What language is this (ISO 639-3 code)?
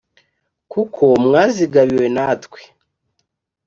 kin